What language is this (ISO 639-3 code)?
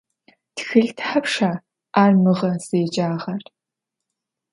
ady